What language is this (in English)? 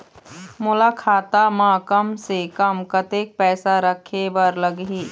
Chhattisgarhi